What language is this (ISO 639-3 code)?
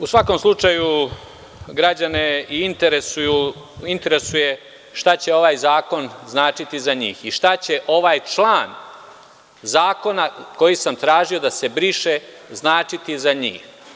srp